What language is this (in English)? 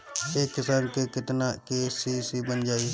Bhojpuri